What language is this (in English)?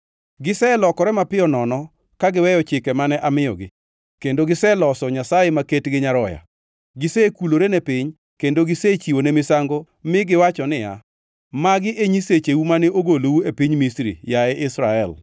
Luo (Kenya and Tanzania)